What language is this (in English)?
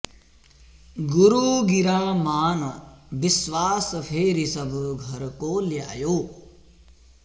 Sanskrit